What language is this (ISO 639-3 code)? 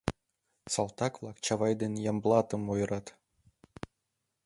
chm